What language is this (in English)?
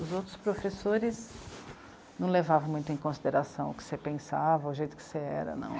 Portuguese